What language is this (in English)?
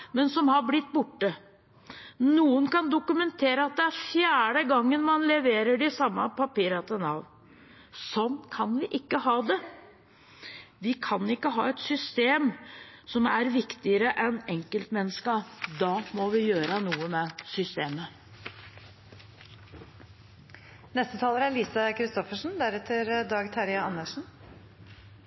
Norwegian Bokmål